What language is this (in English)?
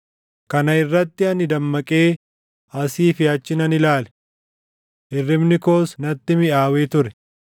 Oromo